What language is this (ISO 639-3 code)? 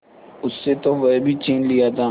hin